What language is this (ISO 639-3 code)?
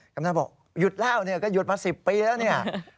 tha